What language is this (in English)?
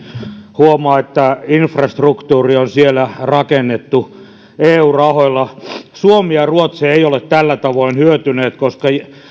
Finnish